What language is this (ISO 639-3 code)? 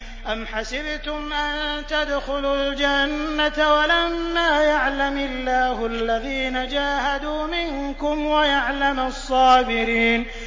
ara